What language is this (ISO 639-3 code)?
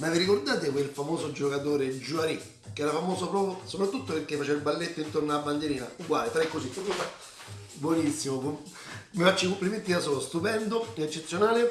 ita